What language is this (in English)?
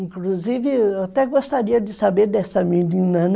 Portuguese